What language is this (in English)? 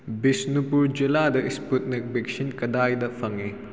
Manipuri